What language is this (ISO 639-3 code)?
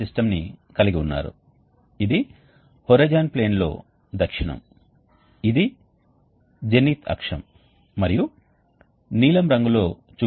tel